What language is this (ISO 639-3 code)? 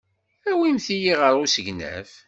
kab